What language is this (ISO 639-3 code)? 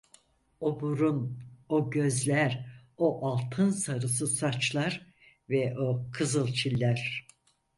tur